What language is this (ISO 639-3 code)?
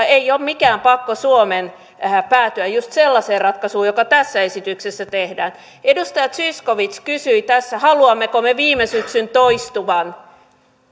fin